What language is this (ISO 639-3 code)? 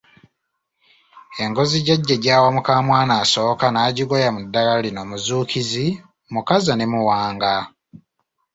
lug